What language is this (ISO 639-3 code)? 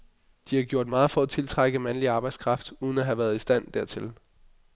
dan